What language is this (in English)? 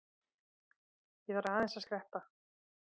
Icelandic